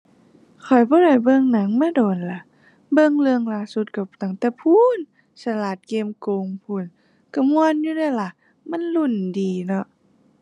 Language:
Thai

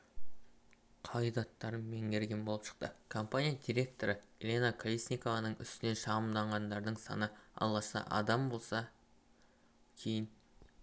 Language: Kazakh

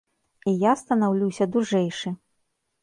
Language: Belarusian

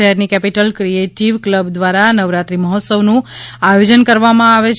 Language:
Gujarati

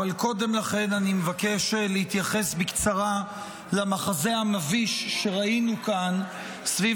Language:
Hebrew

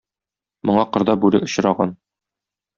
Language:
Tatar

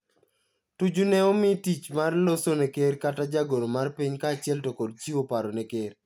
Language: Luo (Kenya and Tanzania)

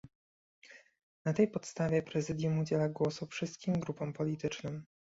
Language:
Polish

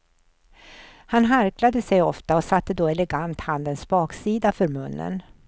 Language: Swedish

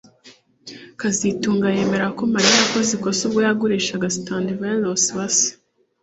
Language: Kinyarwanda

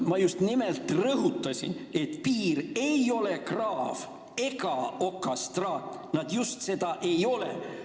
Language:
Estonian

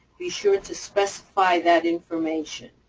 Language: English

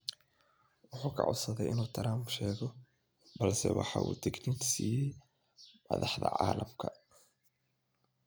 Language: Somali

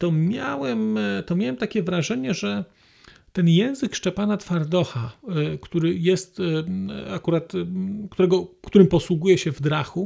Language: Polish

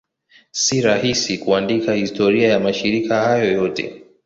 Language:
Swahili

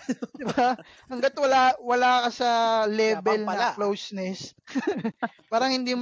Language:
Filipino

